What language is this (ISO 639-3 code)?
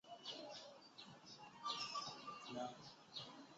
zho